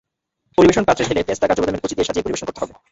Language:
Bangla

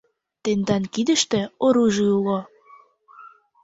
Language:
Mari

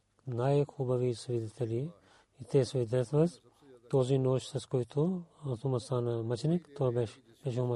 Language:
Bulgarian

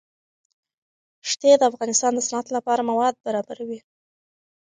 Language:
Pashto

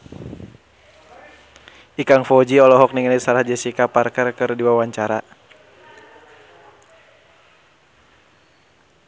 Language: Sundanese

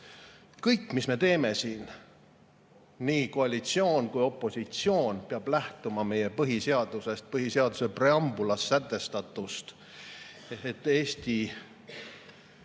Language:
Estonian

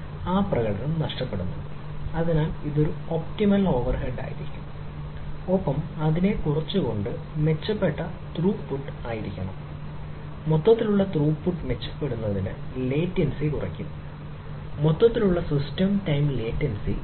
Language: Malayalam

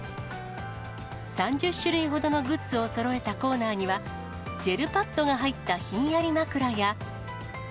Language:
Japanese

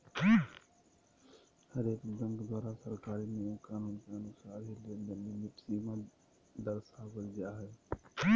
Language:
Magahi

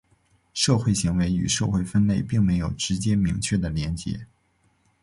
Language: Chinese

